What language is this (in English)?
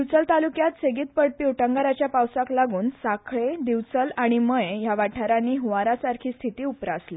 Konkani